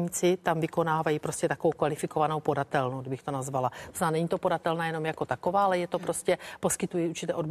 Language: Czech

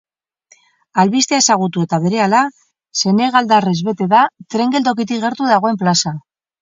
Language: Basque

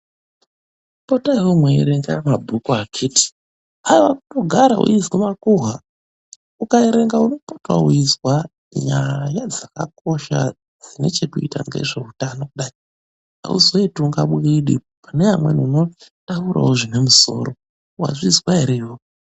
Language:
Ndau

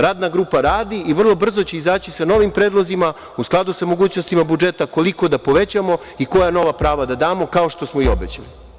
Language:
Serbian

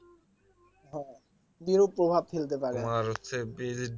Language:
Bangla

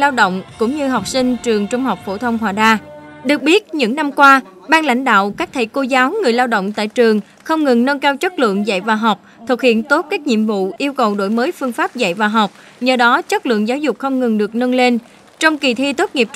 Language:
Vietnamese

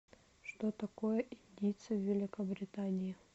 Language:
Russian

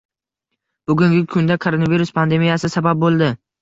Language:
Uzbek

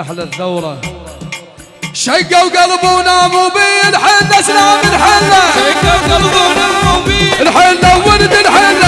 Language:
Arabic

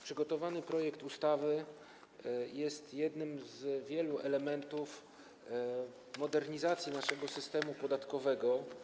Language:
Polish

